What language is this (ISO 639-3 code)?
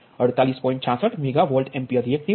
guj